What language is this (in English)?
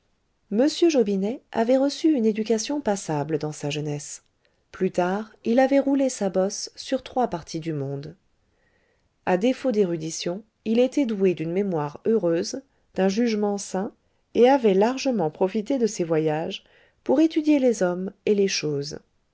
French